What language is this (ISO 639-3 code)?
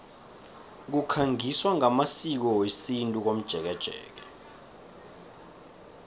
nbl